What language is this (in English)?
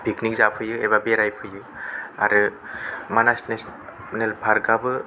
Bodo